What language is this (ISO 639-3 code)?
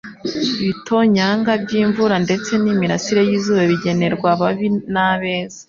kin